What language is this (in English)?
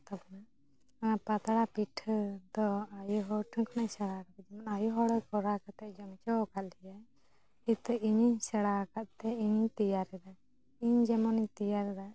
Santali